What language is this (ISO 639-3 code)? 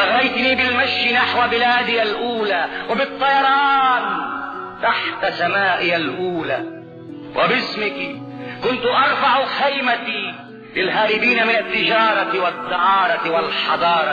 ara